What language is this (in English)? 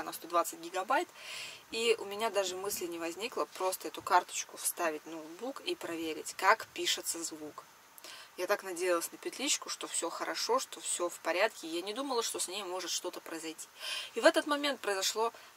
Russian